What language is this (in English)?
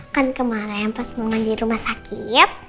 Indonesian